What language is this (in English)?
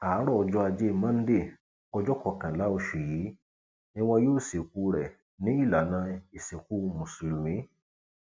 Yoruba